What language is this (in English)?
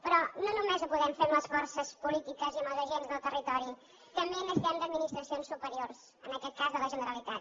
Catalan